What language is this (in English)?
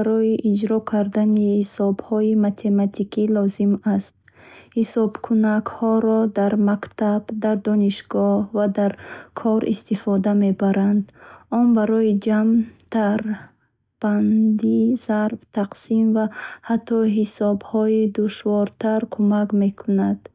Bukharic